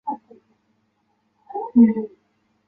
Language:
Chinese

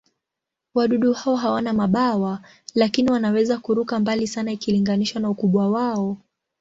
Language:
Swahili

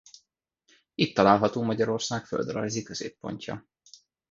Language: Hungarian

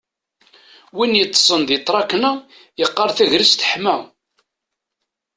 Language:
Kabyle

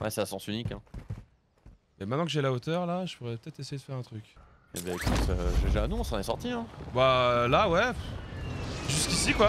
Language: French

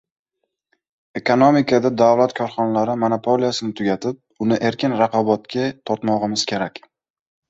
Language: Uzbek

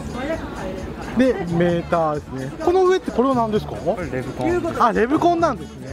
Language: Japanese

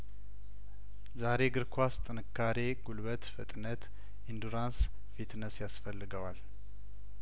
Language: Amharic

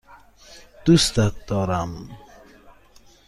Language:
Persian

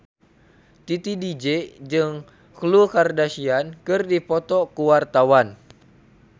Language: Sundanese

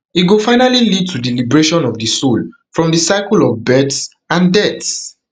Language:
Nigerian Pidgin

